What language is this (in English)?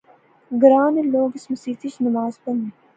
Pahari-Potwari